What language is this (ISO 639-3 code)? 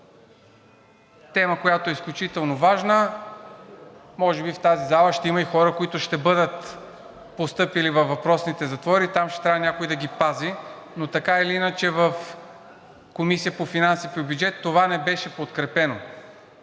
bul